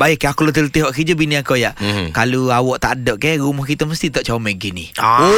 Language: Malay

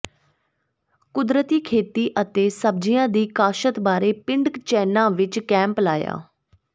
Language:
Punjabi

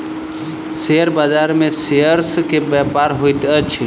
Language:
Maithili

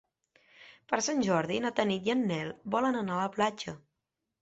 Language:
Catalan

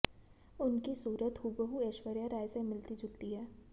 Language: Hindi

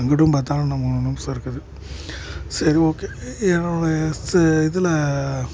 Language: Tamil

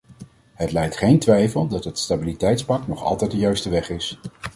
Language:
Dutch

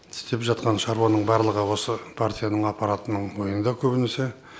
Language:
Kazakh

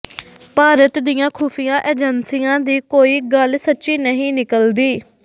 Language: Punjabi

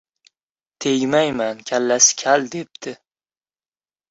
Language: Uzbek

